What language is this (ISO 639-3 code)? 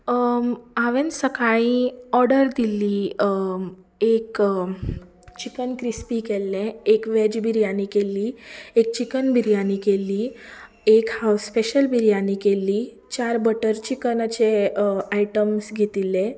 kok